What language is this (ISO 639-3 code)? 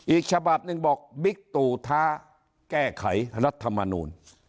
tha